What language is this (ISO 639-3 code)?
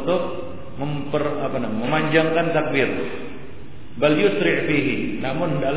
ron